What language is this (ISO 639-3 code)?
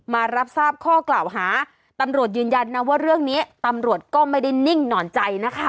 tha